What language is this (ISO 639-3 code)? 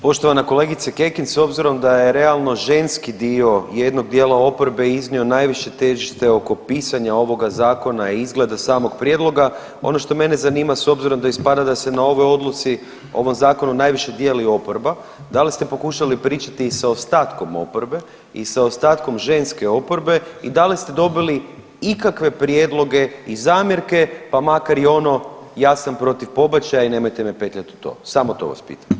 hrv